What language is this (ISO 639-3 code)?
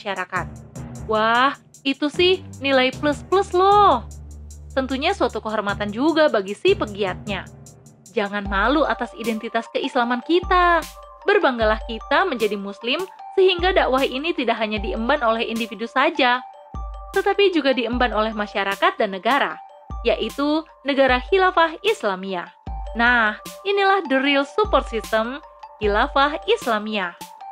ind